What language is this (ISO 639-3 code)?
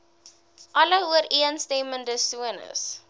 afr